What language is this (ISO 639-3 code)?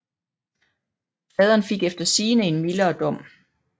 dan